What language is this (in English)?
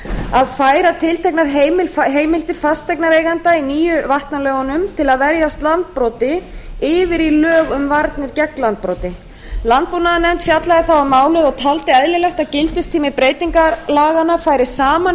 Icelandic